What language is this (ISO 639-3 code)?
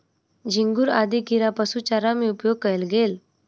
mai